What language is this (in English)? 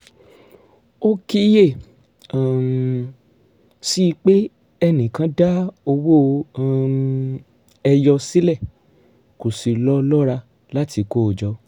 Yoruba